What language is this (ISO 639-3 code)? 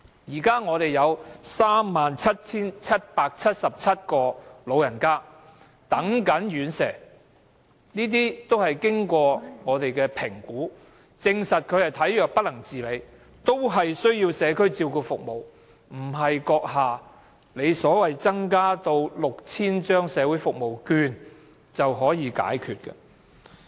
yue